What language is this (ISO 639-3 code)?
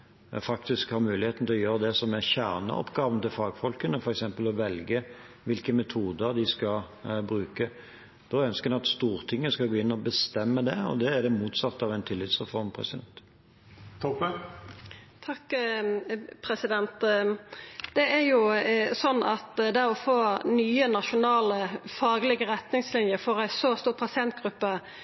nor